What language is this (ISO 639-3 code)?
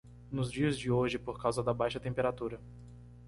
por